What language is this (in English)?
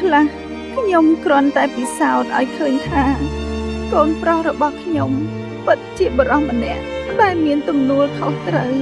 Vietnamese